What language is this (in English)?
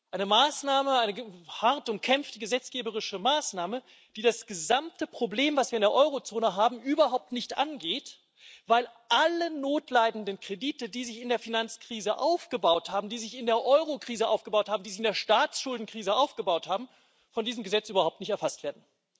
German